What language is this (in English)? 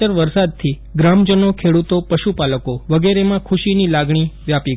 Gujarati